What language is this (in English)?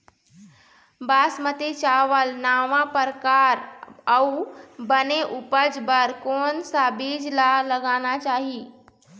Chhattisgarhi